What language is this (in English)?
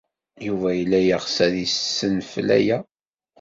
Kabyle